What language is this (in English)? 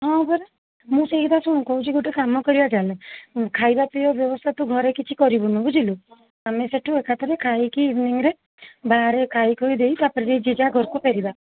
Odia